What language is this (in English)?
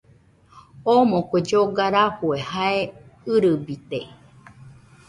Nüpode Huitoto